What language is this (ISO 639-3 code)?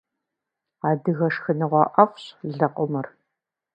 kbd